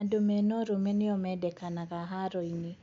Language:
Kikuyu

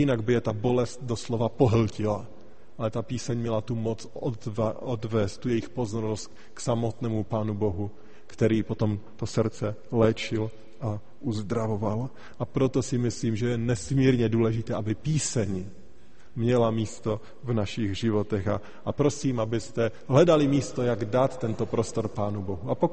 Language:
Czech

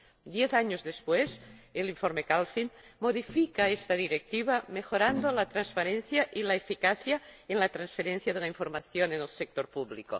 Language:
Spanish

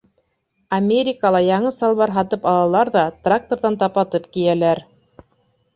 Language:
Bashkir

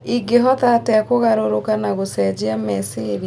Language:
Kikuyu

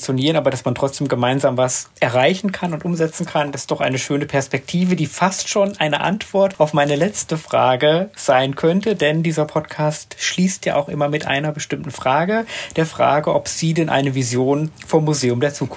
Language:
German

